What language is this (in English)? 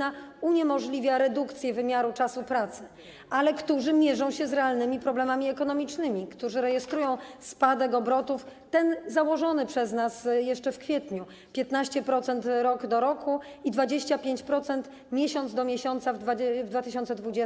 Polish